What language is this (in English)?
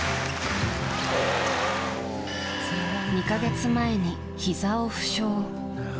Japanese